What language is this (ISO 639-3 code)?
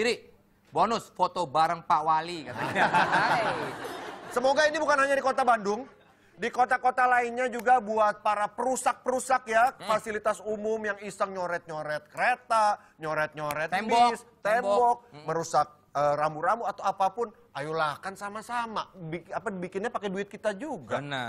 ind